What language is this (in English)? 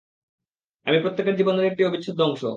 Bangla